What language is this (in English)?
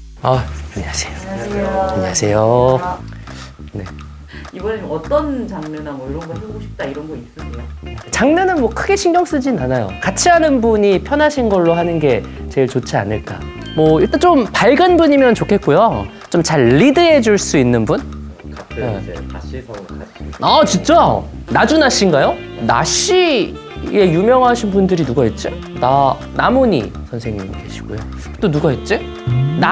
Korean